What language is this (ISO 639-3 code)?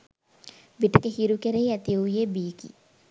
sin